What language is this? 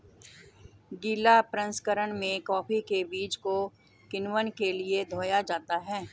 Hindi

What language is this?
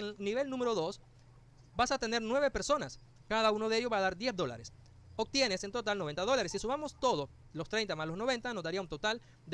Spanish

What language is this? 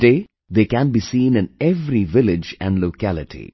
English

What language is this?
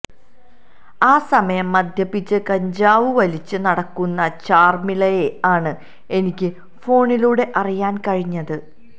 Malayalam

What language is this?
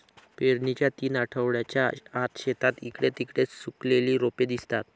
Marathi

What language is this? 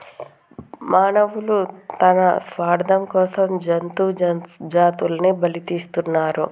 Telugu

